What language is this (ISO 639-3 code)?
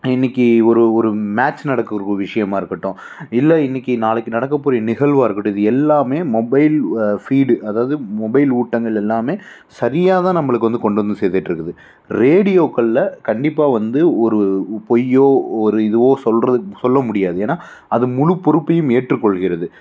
tam